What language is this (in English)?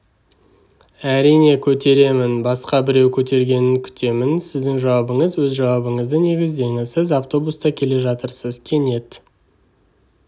Kazakh